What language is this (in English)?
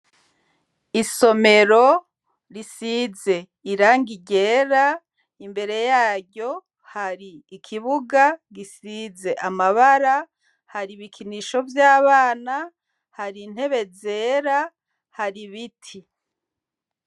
Rundi